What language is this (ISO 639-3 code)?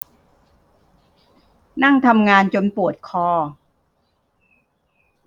tha